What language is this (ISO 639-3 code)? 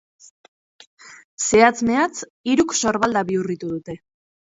eus